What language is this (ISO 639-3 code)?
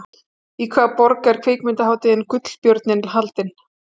isl